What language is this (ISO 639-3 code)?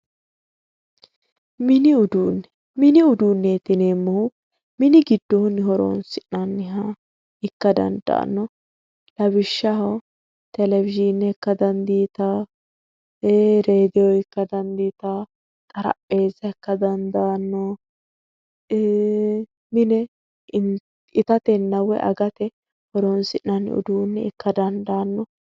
sid